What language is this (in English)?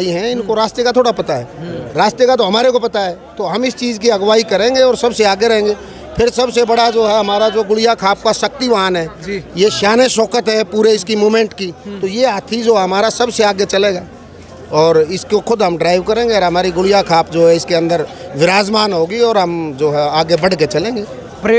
Hindi